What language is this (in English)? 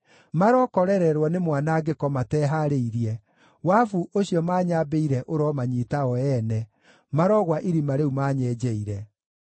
Kikuyu